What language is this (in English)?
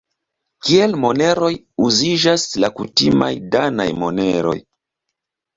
Esperanto